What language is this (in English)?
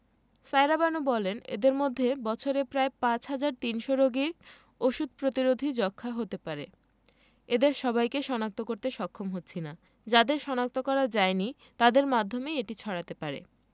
Bangla